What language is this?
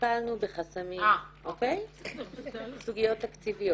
Hebrew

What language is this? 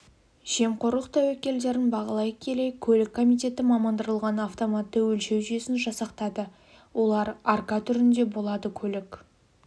Kazakh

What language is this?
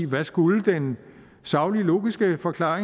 Danish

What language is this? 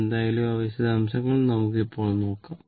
Malayalam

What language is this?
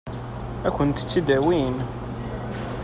Kabyle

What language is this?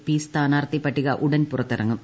Malayalam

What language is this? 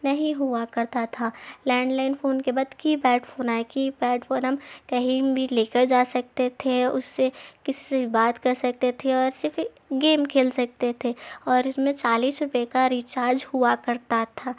Urdu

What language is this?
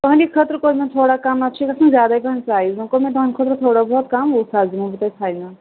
Kashmiri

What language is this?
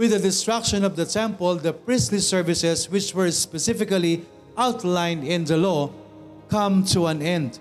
Filipino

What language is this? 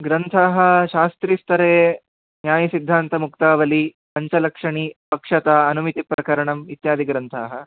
Sanskrit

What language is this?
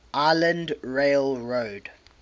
English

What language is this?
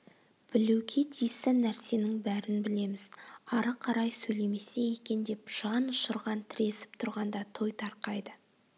Kazakh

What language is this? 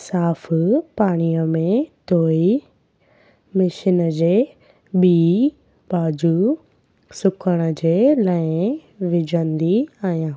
Sindhi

